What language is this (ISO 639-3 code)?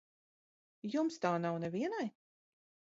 lav